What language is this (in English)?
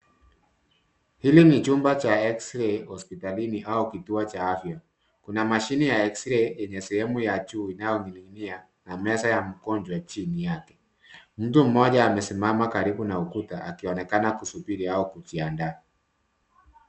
Swahili